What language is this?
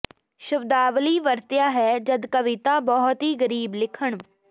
Punjabi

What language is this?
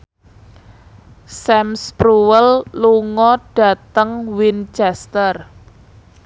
Javanese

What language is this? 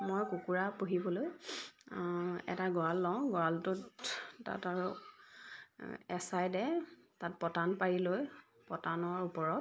Assamese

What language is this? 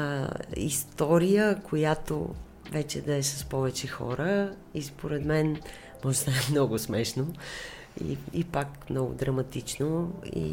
Bulgarian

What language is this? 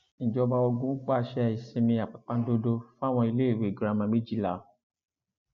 Yoruba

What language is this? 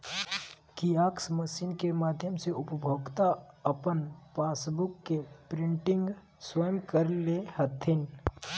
Magahi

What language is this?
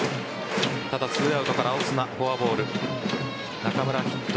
Japanese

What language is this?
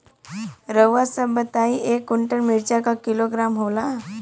Bhojpuri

